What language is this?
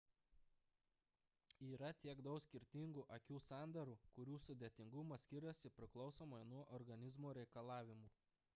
Lithuanian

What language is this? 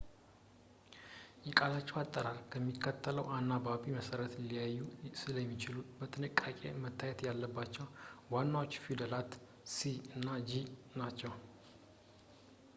Amharic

